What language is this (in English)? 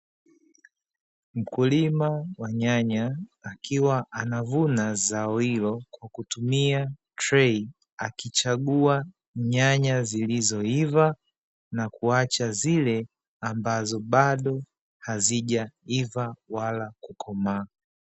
Swahili